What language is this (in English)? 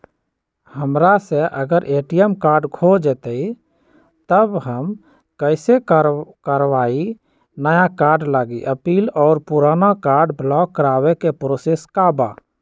Magahi